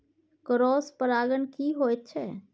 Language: Maithili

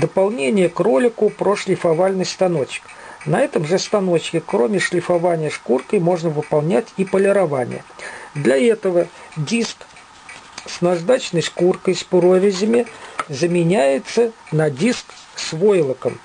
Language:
Russian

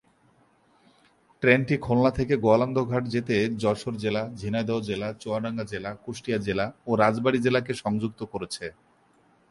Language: Bangla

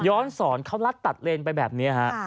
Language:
Thai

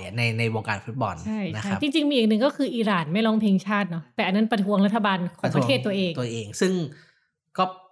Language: Thai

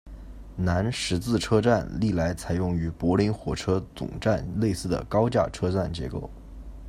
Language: Chinese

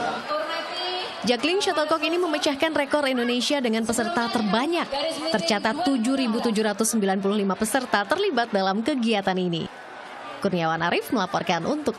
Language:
Indonesian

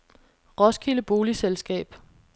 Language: Danish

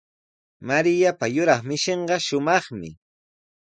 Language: Sihuas Ancash Quechua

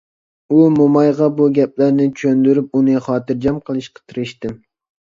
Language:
Uyghur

